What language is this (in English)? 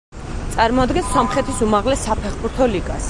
Georgian